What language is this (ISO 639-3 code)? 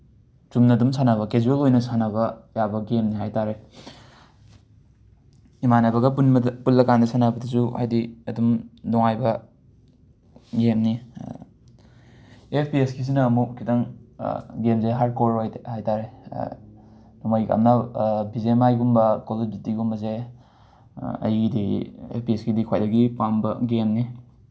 mni